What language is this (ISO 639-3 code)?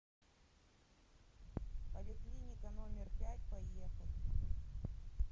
rus